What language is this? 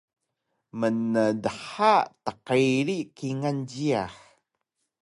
Taroko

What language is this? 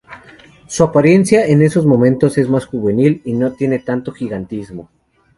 Spanish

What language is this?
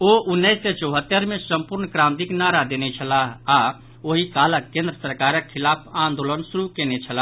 Maithili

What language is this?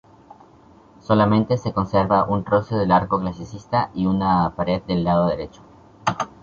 Spanish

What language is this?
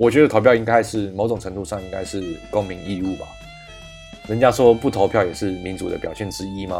Chinese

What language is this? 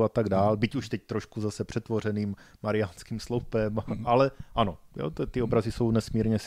Czech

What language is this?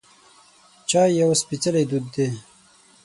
Pashto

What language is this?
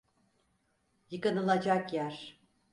Turkish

